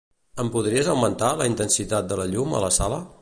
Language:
Catalan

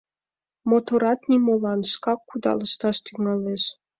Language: Mari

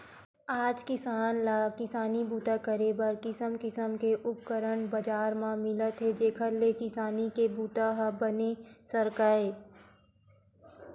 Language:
Chhattisgarhi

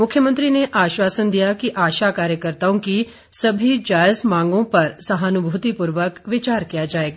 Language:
Hindi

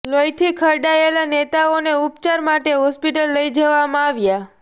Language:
Gujarati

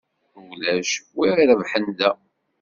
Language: Kabyle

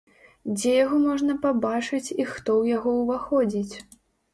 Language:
Belarusian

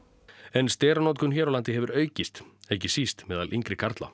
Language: Icelandic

